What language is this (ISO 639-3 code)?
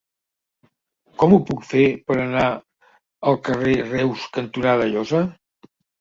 cat